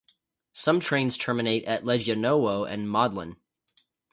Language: English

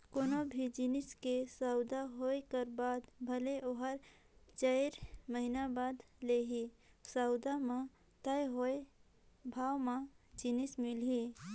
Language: Chhattisgarhi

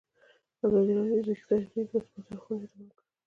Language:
Pashto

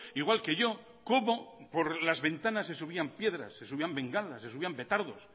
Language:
Spanish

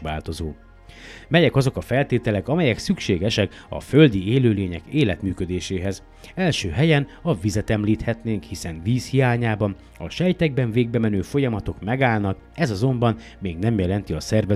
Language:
Hungarian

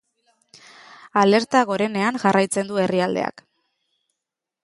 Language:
Basque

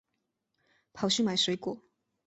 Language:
Chinese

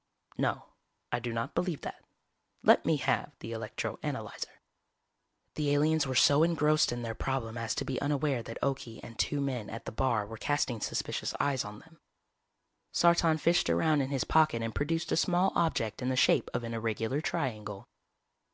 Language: English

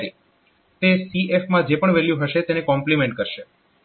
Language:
Gujarati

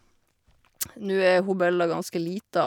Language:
Norwegian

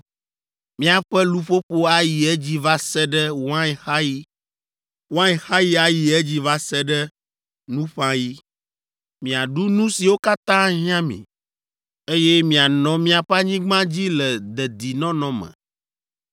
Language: Ewe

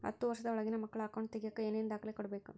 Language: Kannada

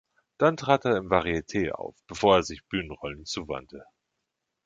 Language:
German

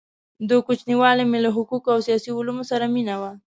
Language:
Pashto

